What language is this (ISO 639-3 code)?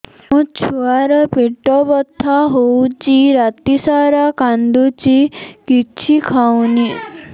ori